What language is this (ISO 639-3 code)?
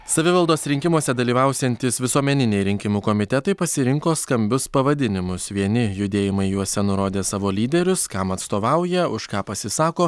lit